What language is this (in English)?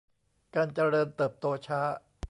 Thai